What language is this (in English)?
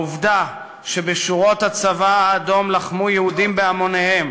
Hebrew